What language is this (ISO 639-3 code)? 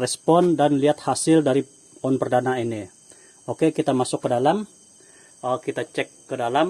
ind